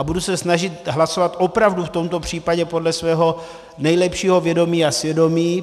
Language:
Czech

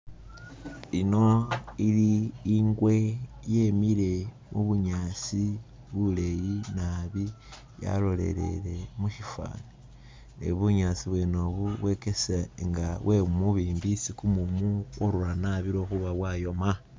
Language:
Masaaba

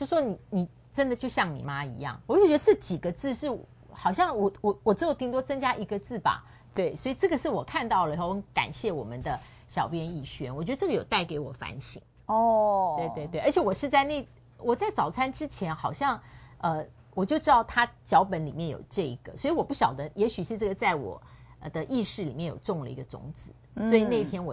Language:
Chinese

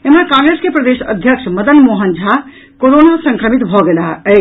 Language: Maithili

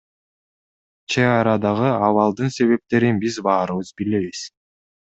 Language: Kyrgyz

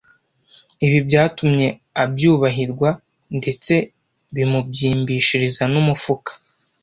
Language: Kinyarwanda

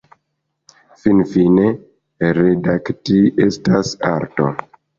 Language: Esperanto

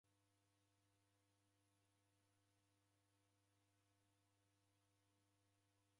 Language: Taita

